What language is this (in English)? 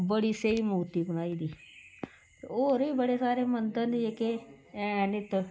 Dogri